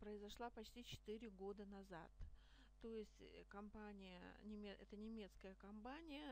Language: Russian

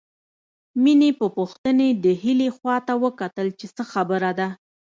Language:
Pashto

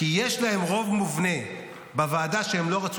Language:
Hebrew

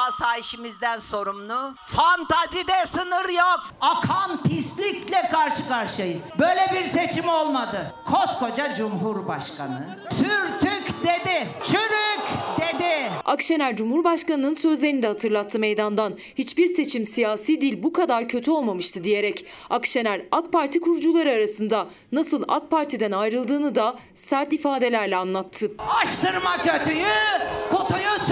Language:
Turkish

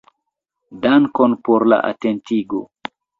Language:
Esperanto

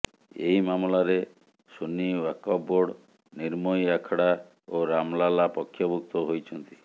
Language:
Odia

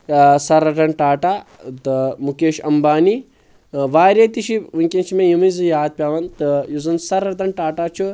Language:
Kashmiri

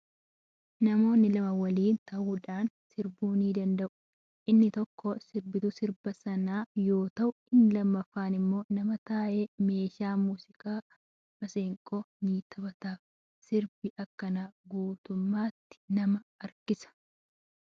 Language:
Oromo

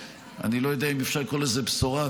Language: Hebrew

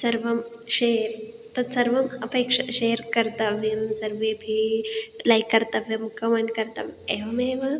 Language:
Sanskrit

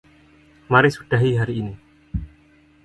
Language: Indonesian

